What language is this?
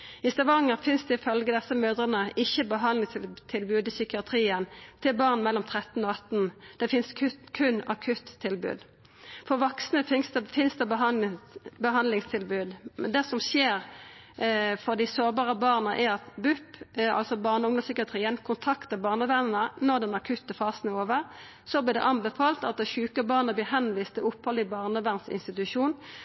Norwegian Nynorsk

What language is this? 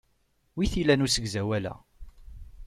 Kabyle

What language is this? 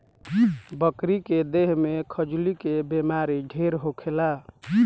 Bhojpuri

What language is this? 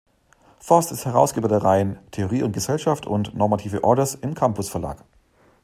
German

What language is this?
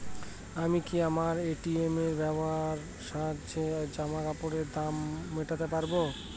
Bangla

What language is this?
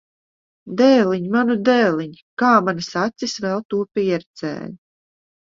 Latvian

